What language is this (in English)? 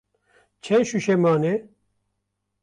Kurdish